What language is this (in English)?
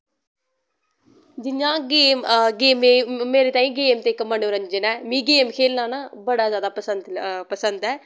Dogri